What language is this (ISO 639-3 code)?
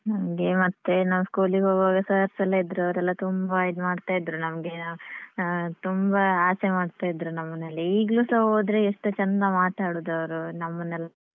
kan